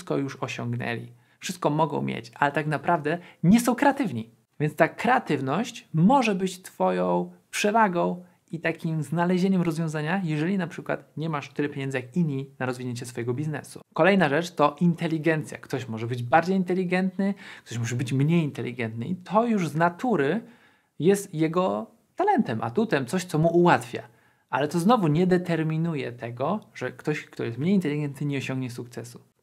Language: Polish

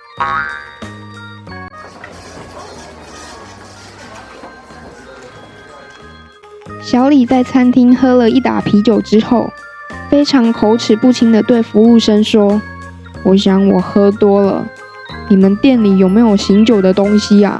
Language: Chinese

